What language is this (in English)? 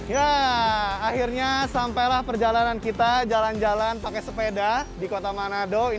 Indonesian